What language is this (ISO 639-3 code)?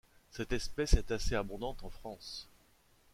fra